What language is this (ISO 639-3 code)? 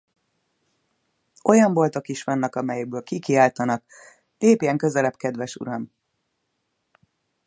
hun